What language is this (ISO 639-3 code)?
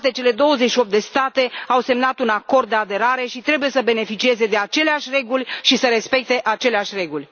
ron